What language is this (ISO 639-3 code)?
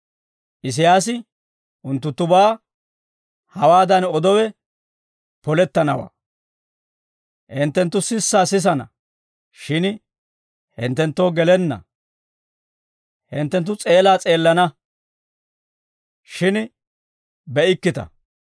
dwr